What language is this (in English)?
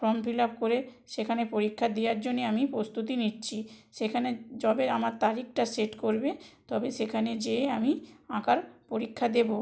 Bangla